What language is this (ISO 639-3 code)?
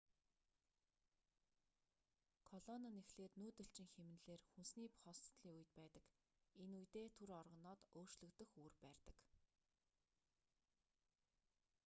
mon